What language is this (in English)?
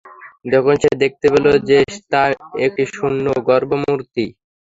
Bangla